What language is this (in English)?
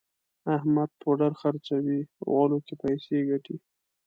Pashto